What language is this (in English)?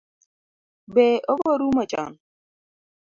Luo (Kenya and Tanzania)